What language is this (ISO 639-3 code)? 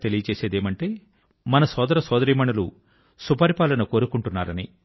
tel